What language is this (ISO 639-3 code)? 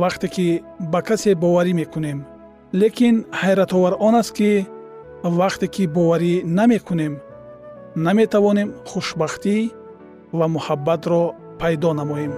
fas